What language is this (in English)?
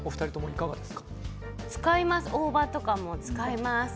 Japanese